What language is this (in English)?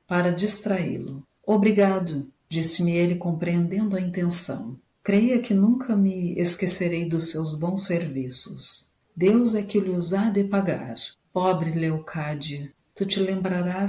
Portuguese